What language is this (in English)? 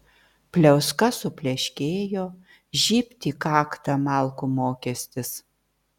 Lithuanian